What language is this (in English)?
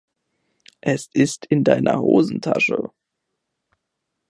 German